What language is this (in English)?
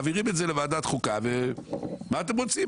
Hebrew